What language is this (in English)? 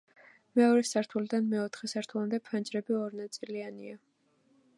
Georgian